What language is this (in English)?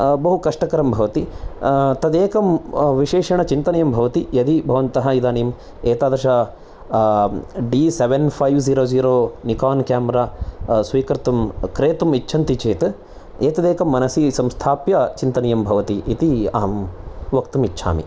Sanskrit